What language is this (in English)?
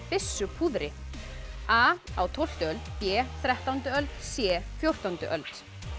Icelandic